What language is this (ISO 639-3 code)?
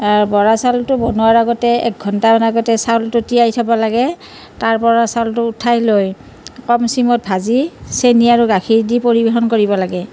asm